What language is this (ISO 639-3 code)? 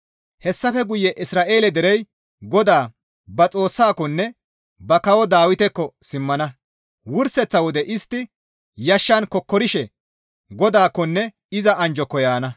gmv